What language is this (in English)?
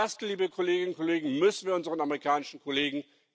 German